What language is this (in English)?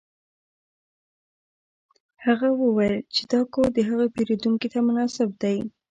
Pashto